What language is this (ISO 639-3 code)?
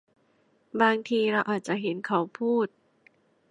tha